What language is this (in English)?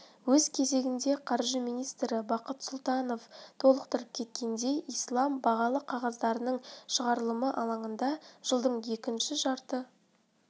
Kazakh